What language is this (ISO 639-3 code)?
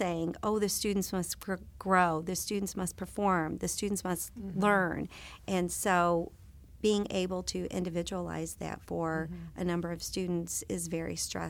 eng